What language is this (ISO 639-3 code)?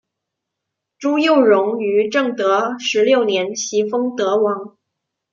zho